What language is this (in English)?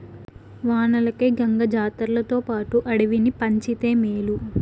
Telugu